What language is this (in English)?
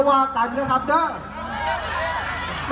Thai